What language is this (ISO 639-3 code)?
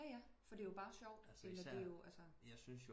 dan